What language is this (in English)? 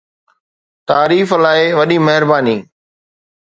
Sindhi